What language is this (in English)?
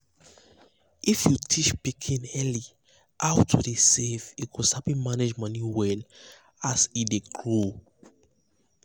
Nigerian Pidgin